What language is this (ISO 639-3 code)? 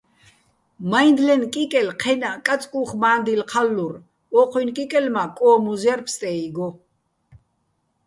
bbl